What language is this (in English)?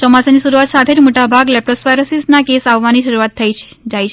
Gujarati